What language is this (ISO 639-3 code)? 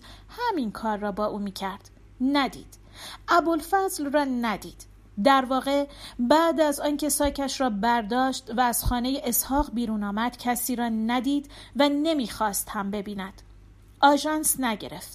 fas